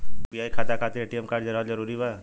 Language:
Bhojpuri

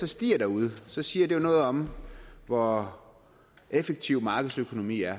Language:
Danish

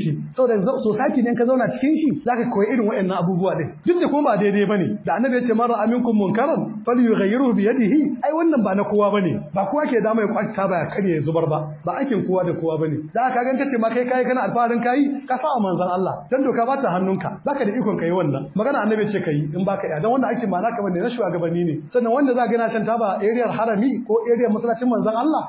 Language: Arabic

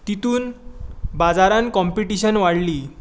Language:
Konkani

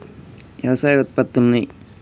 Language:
Telugu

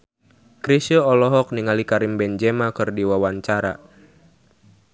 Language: Sundanese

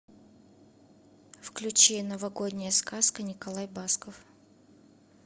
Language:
Russian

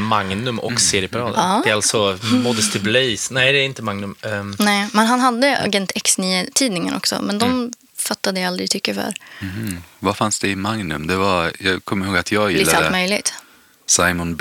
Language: Swedish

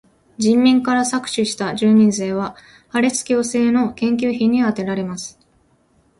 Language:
Japanese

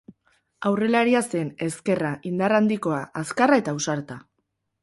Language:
Basque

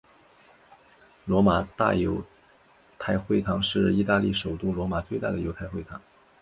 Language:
Chinese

